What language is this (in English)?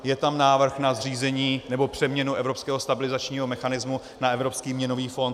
Czech